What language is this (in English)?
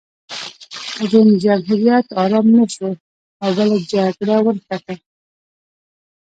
Pashto